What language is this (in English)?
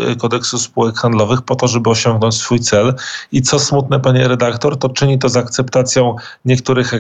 Polish